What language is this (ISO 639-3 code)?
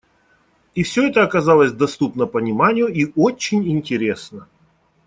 rus